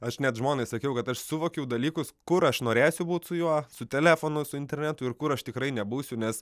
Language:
Lithuanian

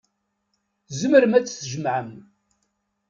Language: Kabyle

